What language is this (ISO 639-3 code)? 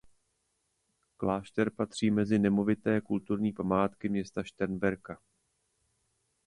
ces